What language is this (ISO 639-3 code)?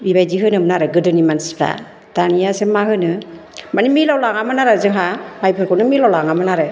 brx